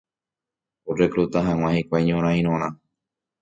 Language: Guarani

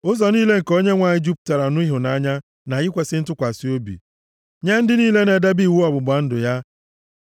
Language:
Igbo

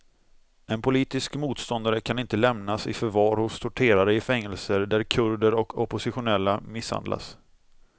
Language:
Swedish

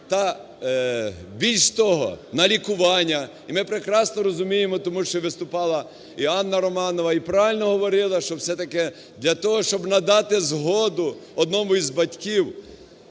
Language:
Ukrainian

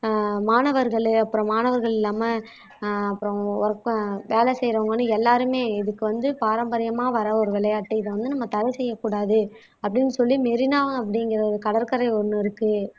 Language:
Tamil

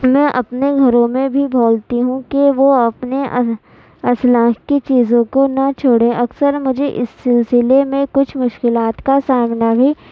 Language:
Urdu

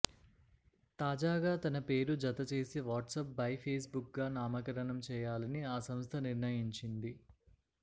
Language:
Telugu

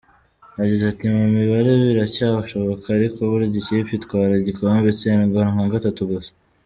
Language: Kinyarwanda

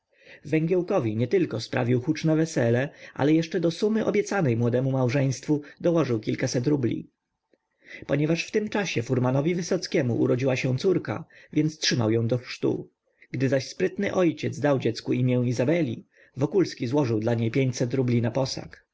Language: Polish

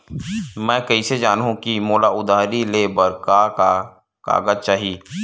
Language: Chhattisgarhi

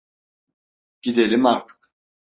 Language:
Turkish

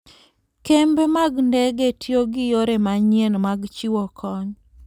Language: Luo (Kenya and Tanzania)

